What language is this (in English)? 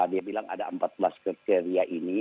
Indonesian